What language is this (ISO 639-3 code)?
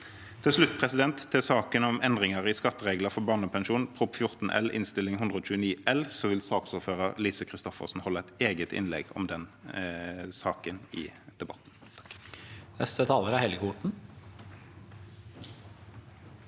nor